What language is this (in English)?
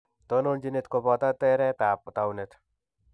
Kalenjin